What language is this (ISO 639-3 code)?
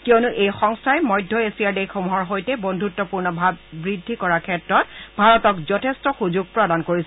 asm